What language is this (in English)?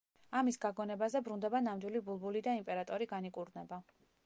Georgian